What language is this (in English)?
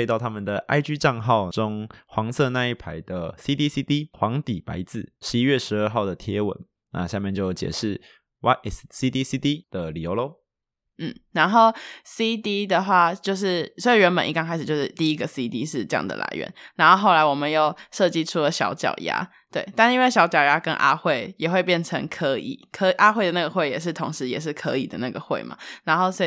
Chinese